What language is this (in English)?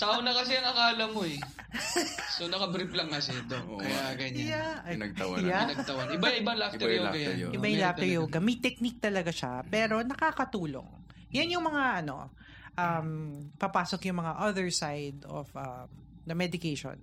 Filipino